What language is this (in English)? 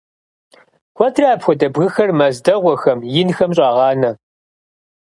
Kabardian